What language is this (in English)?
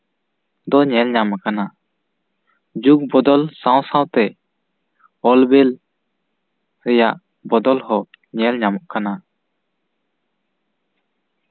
Santali